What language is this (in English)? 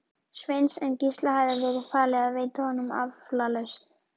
Icelandic